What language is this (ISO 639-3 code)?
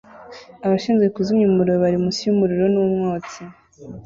kin